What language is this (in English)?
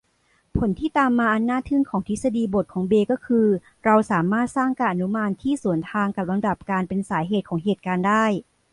Thai